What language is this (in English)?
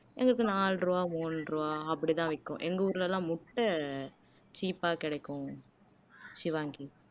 Tamil